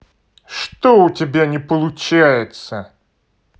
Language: Russian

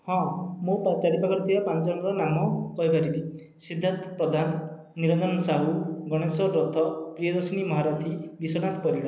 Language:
Odia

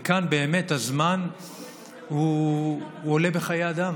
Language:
Hebrew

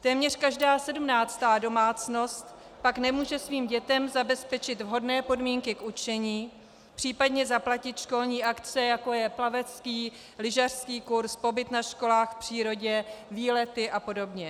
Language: Czech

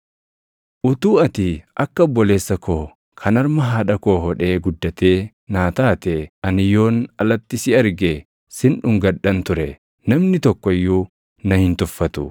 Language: Oromo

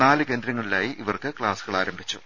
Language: Malayalam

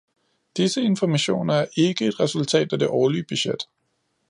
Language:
Danish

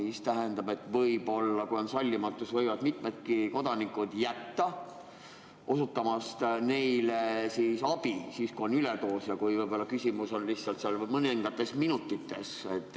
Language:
Estonian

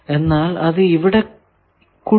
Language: Malayalam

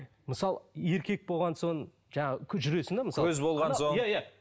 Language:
Kazakh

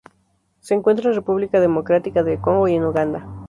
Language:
Spanish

